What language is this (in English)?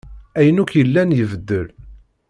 Kabyle